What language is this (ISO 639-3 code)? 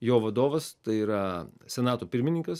lit